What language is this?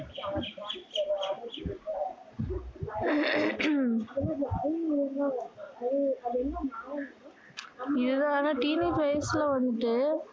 Tamil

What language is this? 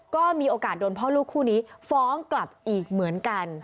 Thai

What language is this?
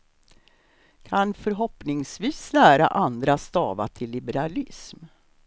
Swedish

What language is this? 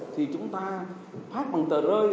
Vietnamese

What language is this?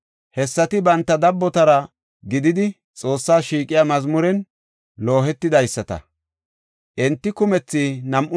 Gofa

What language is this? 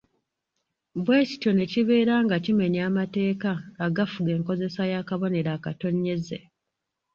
Ganda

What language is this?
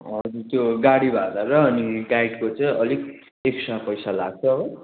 Nepali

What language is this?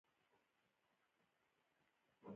Pashto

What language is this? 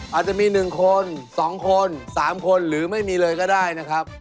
Thai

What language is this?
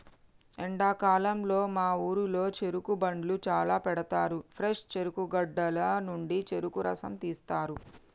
Telugu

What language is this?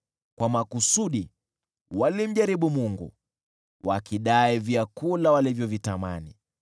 Swahili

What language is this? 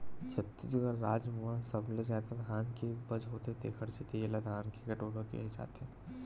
Chhattisgarhi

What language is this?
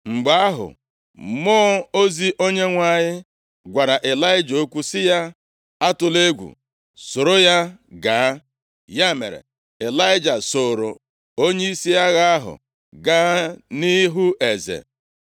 Igbo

